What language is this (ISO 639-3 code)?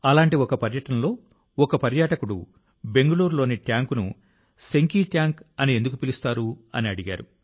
tel